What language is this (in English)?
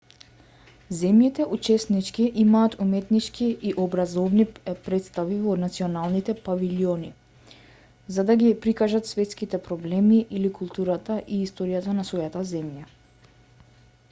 Macedonian